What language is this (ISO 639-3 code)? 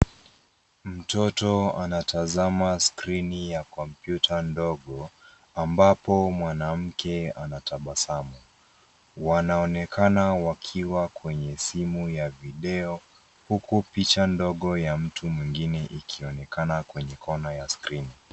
swa